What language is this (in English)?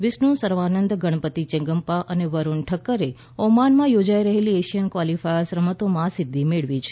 Gujarati